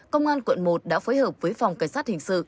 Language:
Vietnamese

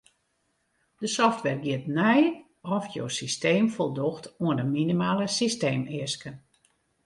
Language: Western Frisian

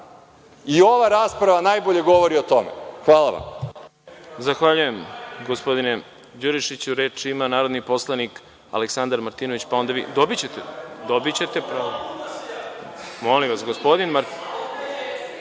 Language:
Serbian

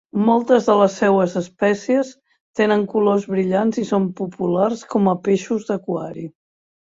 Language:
Catalan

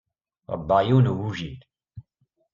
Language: Kabyle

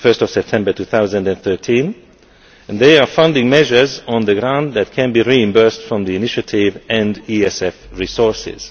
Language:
English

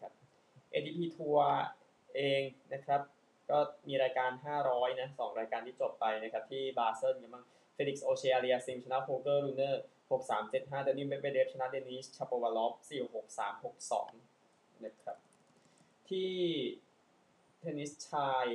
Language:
Thai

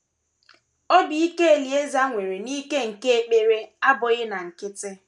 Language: Igbo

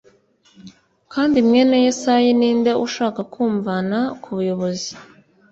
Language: Kinyarwanda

